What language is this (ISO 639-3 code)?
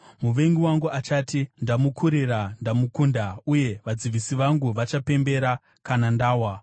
sna